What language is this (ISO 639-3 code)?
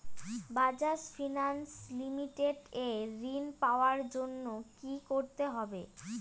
ben